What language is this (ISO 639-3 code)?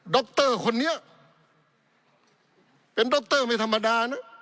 tha